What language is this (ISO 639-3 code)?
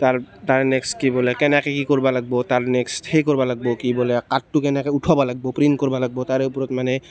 asm